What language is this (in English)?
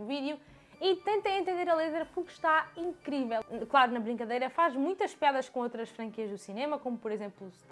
Portuguese